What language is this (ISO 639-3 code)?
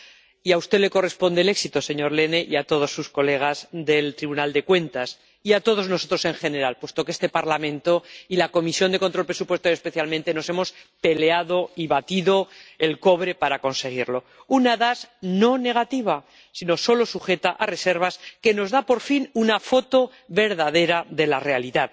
spa